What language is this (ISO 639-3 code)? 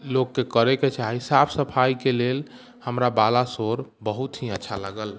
mai